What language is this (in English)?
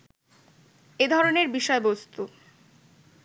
Bangla